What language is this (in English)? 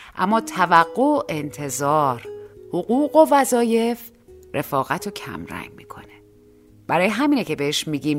Persian